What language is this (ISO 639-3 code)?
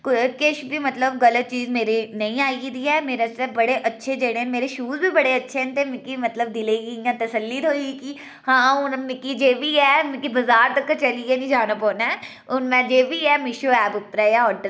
doi